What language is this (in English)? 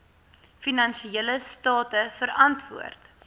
Afrikaans